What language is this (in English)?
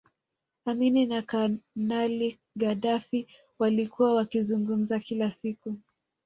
Swahili